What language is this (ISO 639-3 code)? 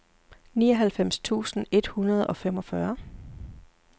dan